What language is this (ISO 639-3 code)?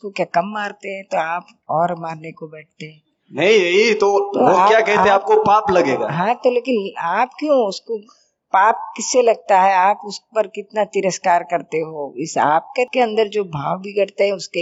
hin